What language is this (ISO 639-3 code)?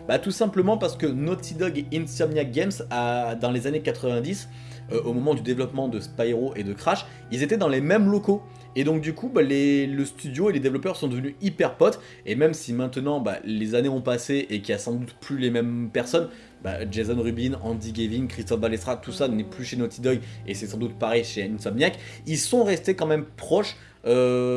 fra